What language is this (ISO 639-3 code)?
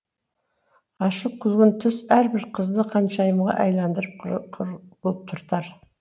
kaz